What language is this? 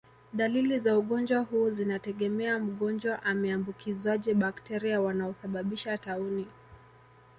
Swahili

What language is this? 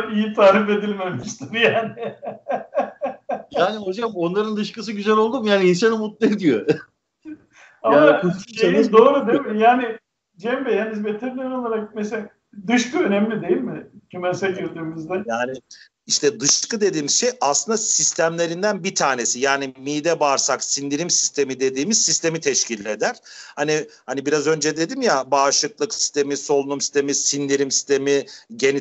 Turkish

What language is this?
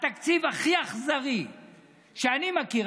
Hebrew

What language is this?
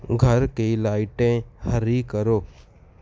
Urdu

